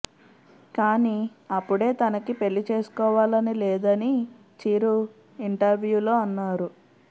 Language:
Telugu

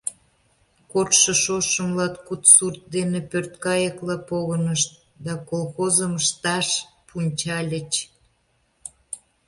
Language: Mari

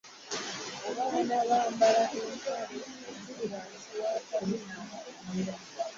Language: Ganda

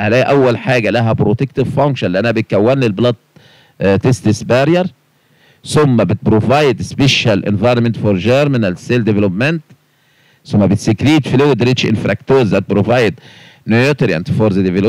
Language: Arabic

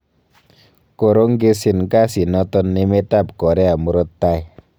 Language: Kalenjin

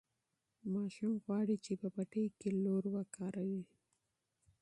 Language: Pashto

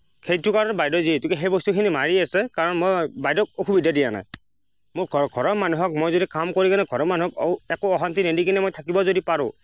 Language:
Assamese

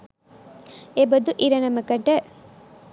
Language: Sinhala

